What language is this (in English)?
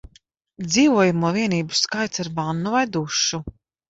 Latvian